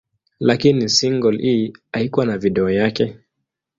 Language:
Swahili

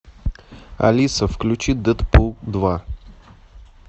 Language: Russian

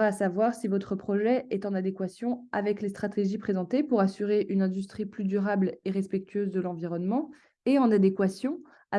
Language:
French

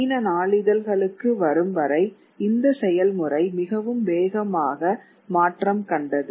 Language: Tamil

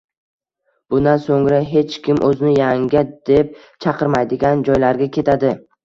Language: Uzbek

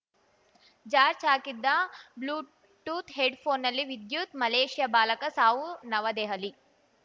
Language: Kannada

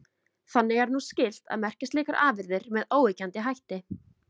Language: Icelandic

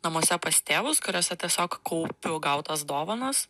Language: Lithuanian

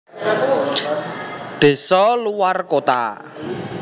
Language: Javanese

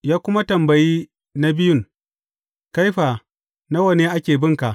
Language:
Hausa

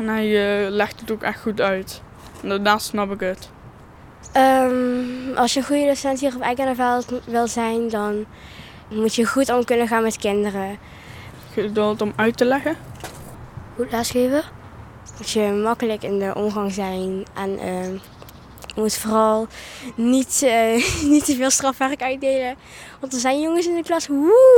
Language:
Dutch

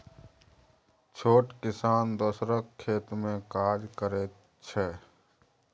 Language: Maithili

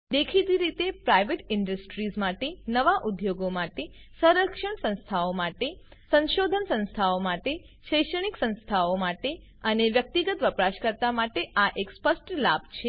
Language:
Gujarati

